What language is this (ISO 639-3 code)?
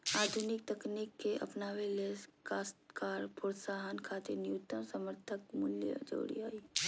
mag